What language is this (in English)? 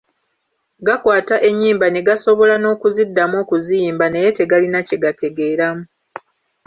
Ganda